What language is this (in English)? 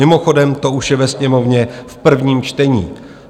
Czech